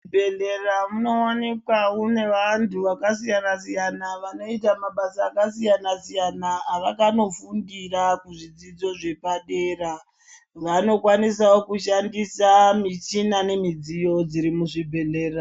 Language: Ndau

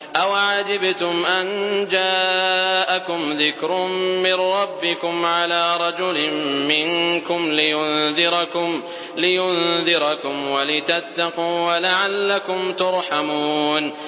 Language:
Arabic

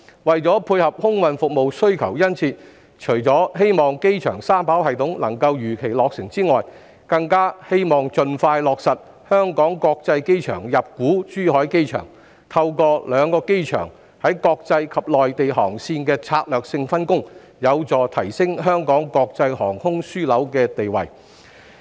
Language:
Cantonese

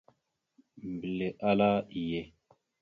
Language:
Mada (Cameroon)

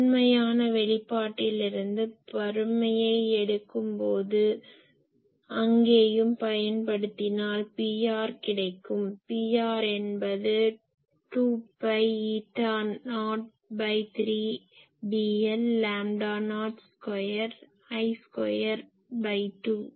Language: Tamil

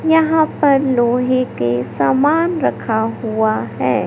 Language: Hindi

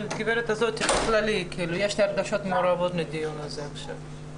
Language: Hebrew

